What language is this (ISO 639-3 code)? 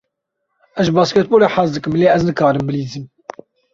kur